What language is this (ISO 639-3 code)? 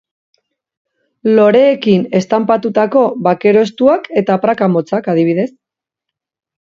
eus